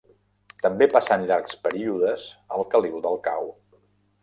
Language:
Catalan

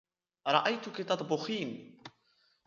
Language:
Arabic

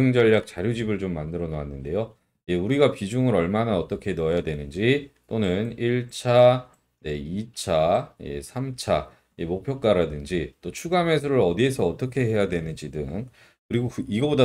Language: Korean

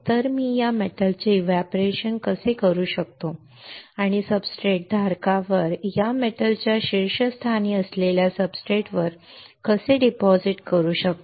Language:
Marathi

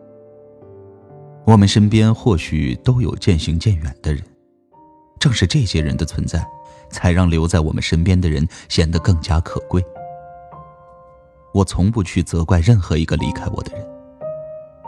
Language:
Chinese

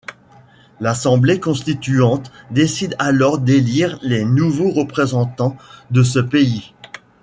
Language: French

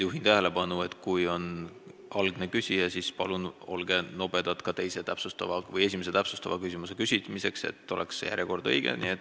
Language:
Estonian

